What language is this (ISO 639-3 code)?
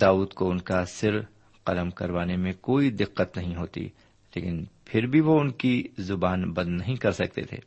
urd